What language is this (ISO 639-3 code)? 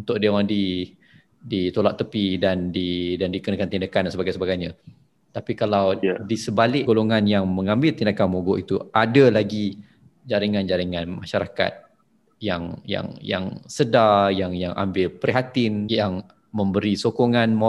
msa